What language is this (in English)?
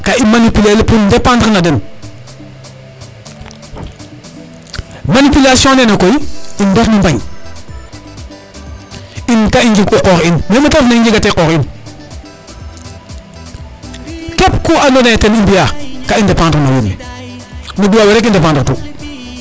Serer